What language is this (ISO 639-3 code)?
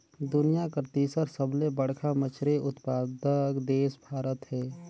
hne